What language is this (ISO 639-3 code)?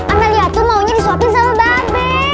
ind